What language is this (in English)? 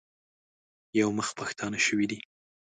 Pashto